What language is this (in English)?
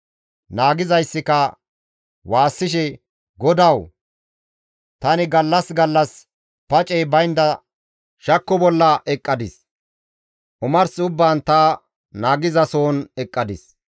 Gamo